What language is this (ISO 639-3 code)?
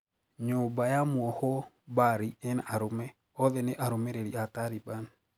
kik